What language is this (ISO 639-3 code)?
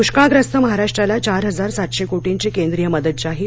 mar